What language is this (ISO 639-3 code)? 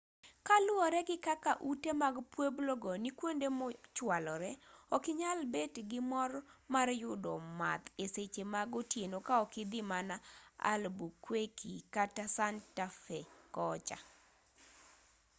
luo